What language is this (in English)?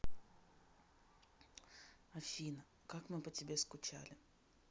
Russian